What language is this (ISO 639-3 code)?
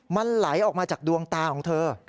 tha